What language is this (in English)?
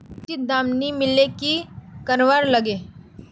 Magahi